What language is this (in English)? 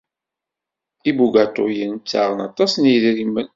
Kabyle